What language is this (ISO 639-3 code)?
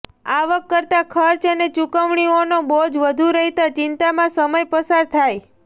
guj